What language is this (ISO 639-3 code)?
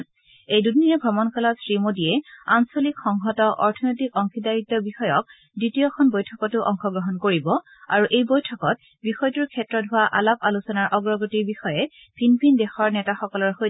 asm